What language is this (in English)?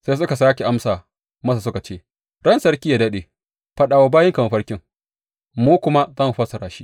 Hausa